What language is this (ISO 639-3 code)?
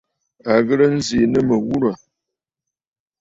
bfd